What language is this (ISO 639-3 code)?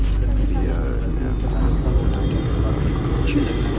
mai